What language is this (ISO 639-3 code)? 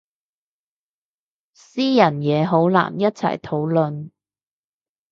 yue